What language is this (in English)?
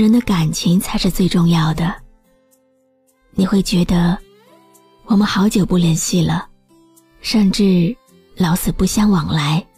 Chinese